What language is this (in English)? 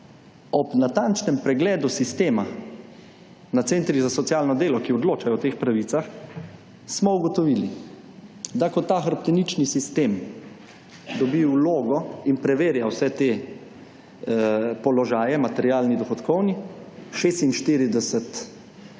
Slovenian